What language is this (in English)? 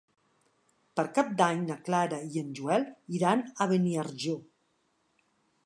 Catalan